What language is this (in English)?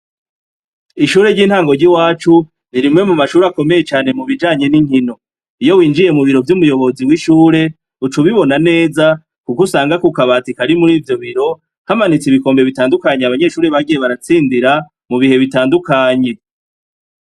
Rundi